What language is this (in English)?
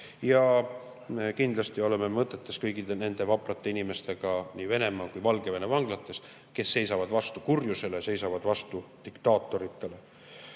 Estonian